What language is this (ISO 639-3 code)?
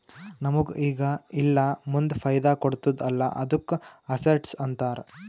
kan